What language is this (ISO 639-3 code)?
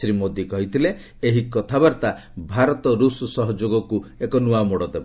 ori